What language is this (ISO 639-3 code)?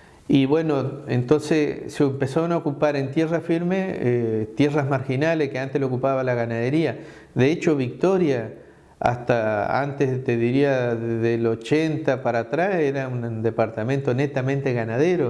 spa